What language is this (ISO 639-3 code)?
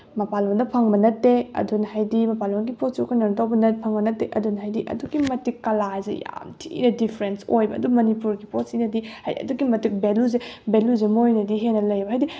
mni